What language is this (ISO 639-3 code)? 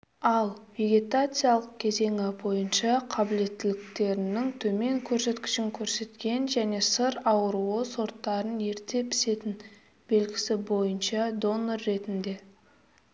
kaz